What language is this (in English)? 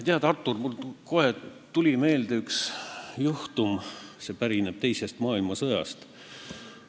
Estonian